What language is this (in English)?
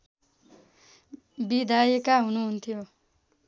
Nepali